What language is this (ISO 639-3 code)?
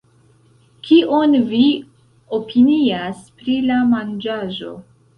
epo